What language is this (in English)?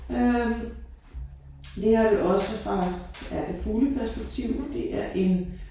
Danish